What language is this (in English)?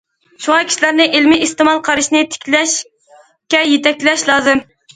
Uyghur